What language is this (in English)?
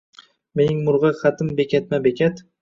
Uzbek